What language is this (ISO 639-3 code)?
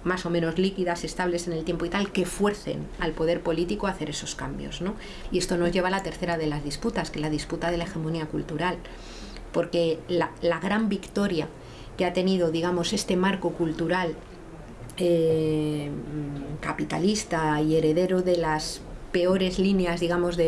spa